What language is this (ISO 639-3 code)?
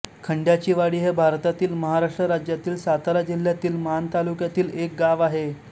mar